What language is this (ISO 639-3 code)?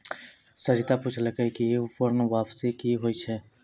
mai